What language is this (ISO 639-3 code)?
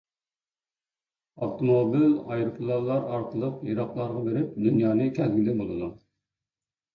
uig